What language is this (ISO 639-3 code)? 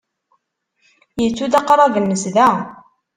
kab